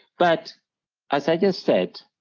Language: English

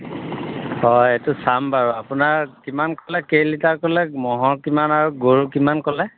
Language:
Assamese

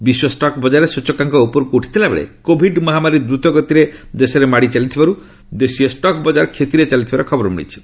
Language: Odia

